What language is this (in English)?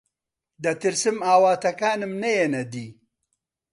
Central Kurdish